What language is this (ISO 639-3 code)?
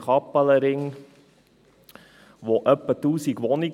gsw